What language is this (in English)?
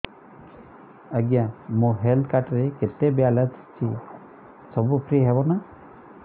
Odia